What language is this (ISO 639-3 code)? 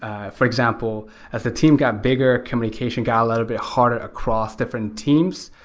eng